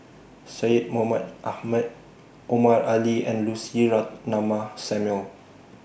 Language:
English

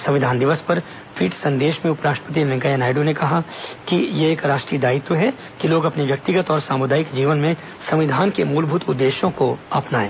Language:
Hindi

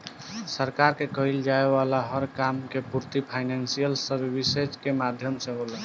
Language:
Bhojpuri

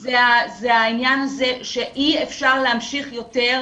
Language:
Hebrew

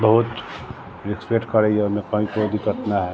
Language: Maithili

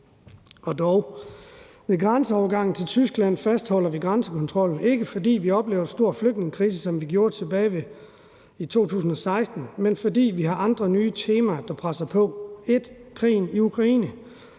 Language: Danish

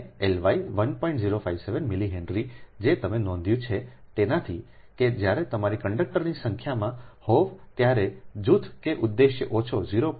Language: Gujarati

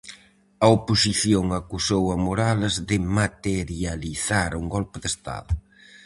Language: Galician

